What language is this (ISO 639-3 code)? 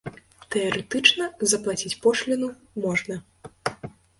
bel